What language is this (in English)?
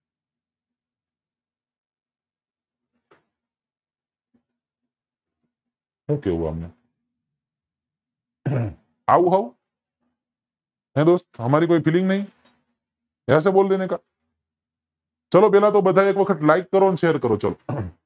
Gujarati